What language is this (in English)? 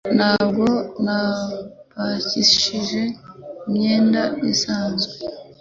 Kinyarwanda